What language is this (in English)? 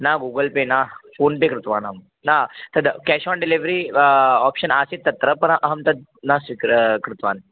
Sanskrit